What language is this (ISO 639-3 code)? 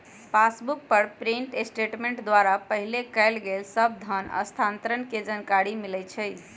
mag